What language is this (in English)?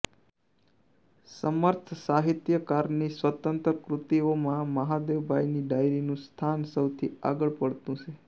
Gujarati